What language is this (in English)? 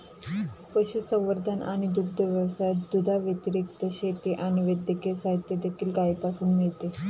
Marathi